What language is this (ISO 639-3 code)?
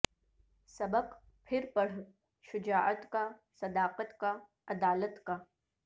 urd